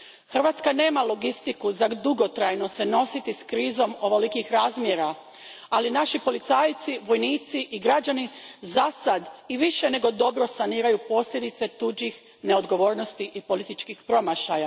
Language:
Croatian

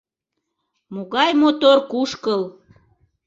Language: Mari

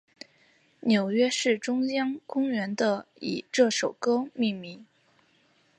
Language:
Chinese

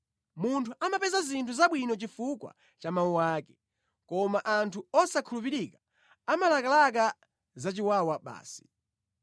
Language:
Nyanja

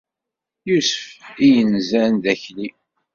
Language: Kabyle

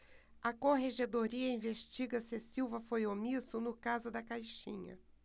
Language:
Portuguese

